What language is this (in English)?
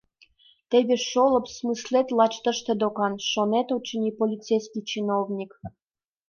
Mari